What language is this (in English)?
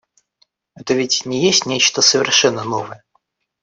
Russian